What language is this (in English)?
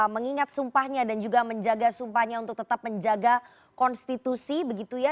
Indonesian